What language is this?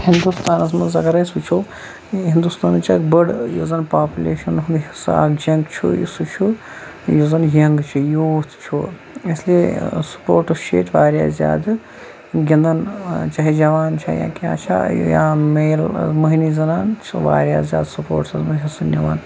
Kashmiri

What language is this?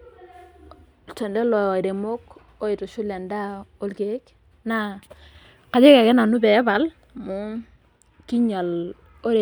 Masai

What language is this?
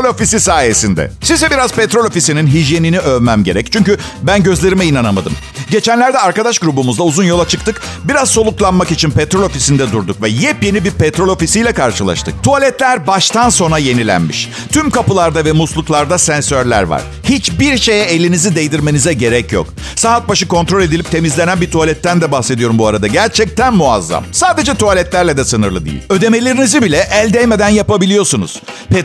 Turkish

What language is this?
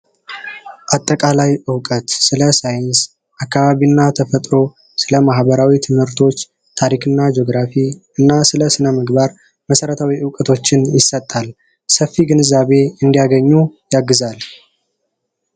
Amharic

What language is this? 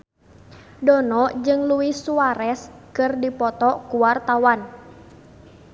Sundanese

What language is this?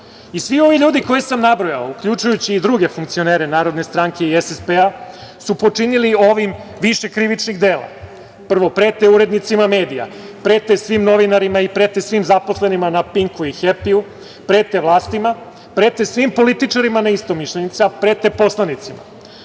Serbian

